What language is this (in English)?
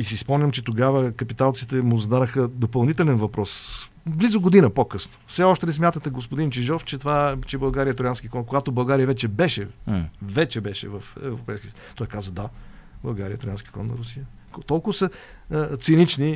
Bulgarian